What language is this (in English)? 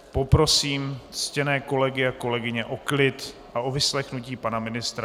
Czech